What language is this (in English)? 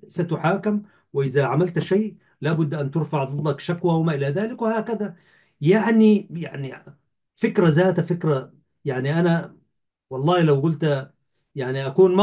Arabic